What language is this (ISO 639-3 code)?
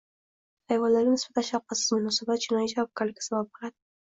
uzb